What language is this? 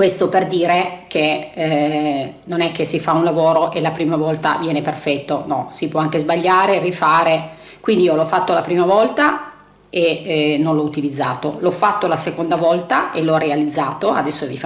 Italian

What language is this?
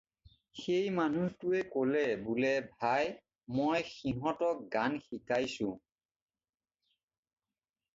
Assamese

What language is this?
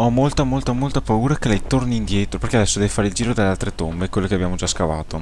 Italian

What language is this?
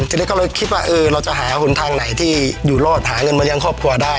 Thai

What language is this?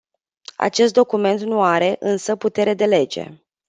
Romanian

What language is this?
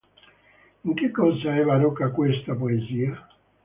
Italian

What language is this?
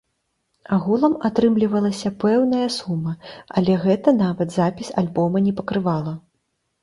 Belarusian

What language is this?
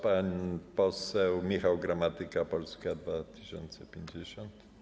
Polish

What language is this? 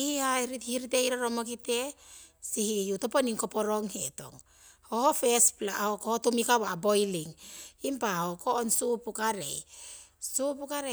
Siwai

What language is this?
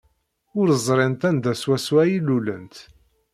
Kabyle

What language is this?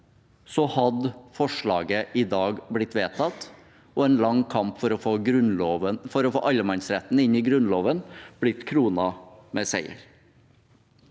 Norwegian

